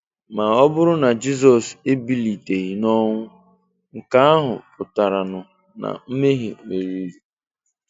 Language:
Igbo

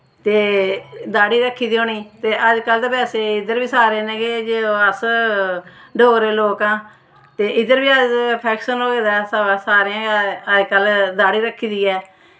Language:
Dogri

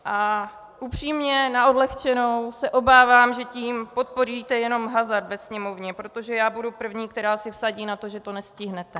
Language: Czech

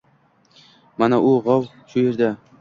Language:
Uzbek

